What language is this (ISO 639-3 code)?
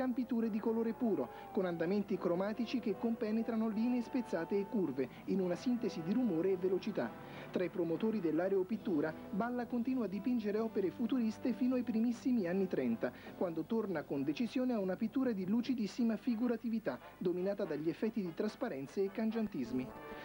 ita